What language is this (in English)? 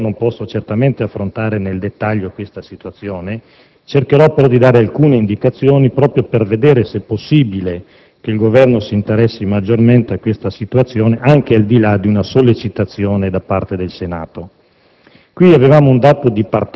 Italian